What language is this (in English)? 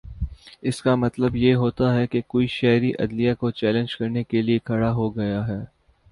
Urdu